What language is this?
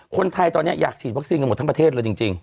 Thai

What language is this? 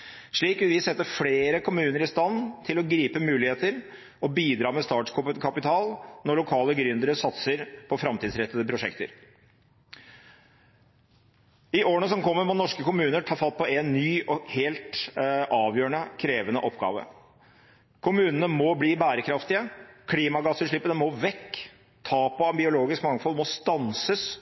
Norwegian Bokmål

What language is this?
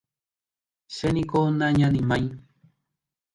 Guarani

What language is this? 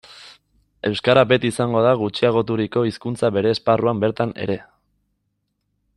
Basque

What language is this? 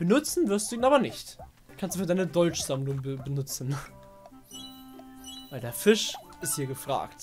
German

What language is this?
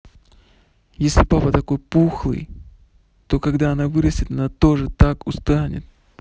Russian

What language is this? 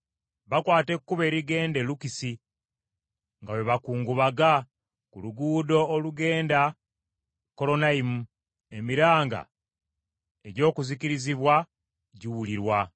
Ganda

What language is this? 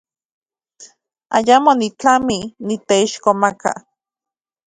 Central Puebla Nahuatl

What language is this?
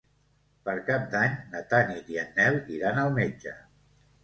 Catalan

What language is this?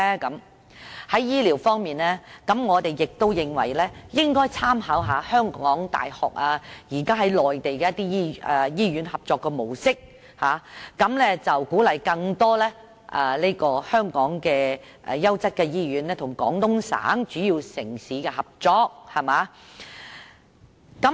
Cantonese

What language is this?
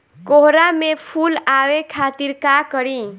Bhojpuri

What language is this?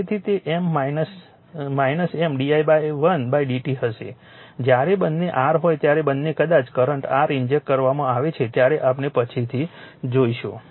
Gujarati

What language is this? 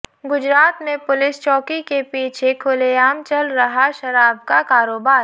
Hindi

